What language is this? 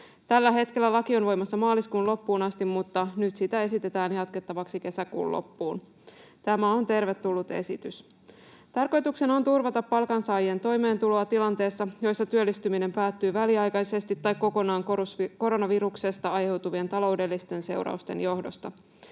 Finnish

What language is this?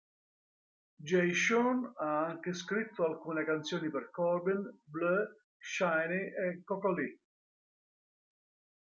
Italian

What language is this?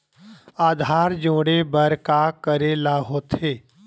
Chhattisgarhi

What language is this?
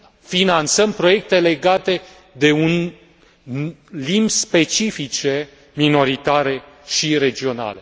Romanian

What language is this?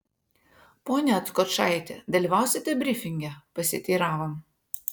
Lithuanian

